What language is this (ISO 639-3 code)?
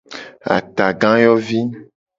gej